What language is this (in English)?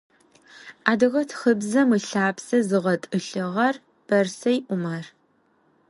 Adyghe